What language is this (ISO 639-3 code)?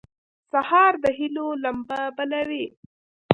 pus